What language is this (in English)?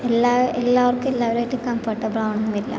Malayalam